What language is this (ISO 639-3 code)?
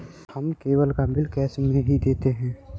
hin